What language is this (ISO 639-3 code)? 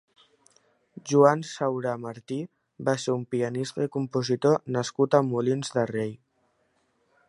cat